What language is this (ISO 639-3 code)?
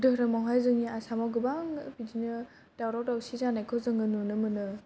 brx